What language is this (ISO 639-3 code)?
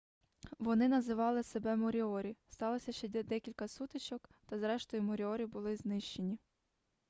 ukr